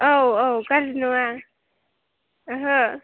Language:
Bodo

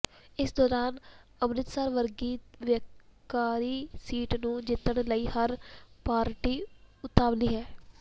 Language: Punjabi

